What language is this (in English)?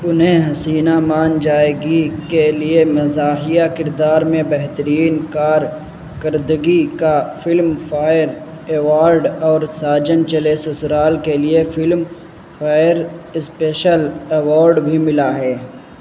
Urdu